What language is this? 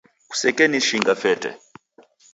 Taita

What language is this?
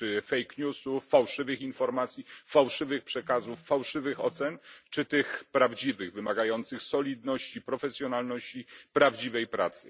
Polish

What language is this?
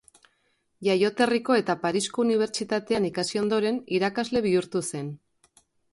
Basque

